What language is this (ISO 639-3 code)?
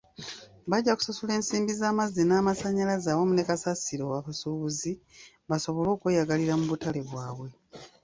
lug